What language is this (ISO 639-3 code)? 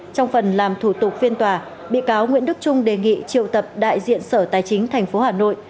vie